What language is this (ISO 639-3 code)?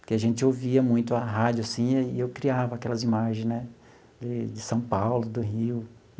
por